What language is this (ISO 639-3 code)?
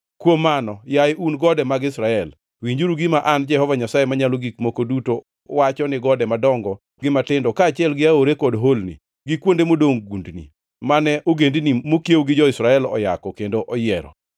luo